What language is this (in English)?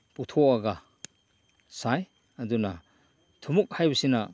Manipuri